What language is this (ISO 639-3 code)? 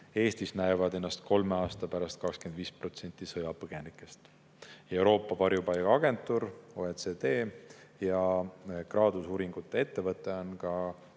est